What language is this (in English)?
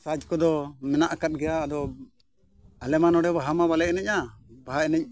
Santali